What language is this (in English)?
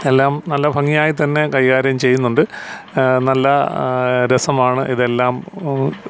Malayalam